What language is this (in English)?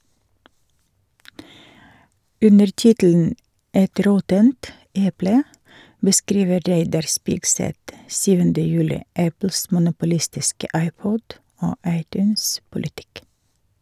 Norwegian